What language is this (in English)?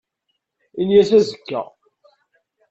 Kabyle